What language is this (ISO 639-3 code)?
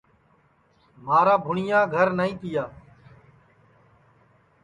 ssi